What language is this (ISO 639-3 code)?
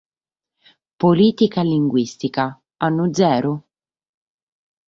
srd